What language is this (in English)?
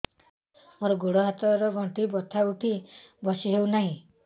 Odia